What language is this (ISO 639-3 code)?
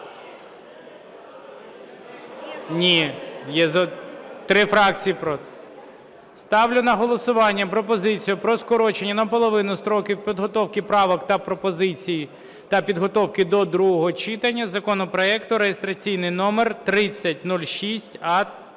ukr